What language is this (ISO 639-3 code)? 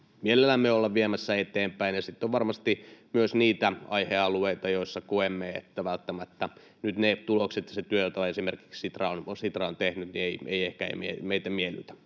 fin